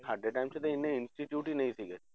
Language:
Punjabi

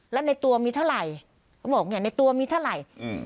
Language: Thai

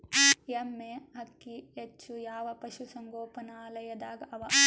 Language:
Kannada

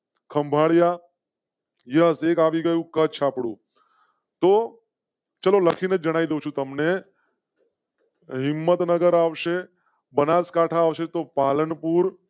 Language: Gujarati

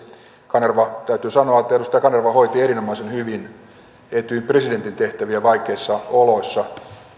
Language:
Finnish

